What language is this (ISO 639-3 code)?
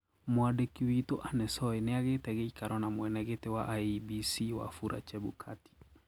kik